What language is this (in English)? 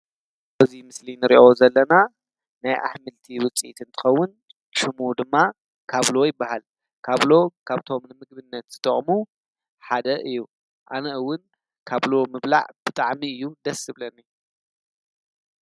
Tigrinya